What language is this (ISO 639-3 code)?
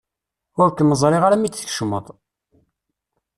kab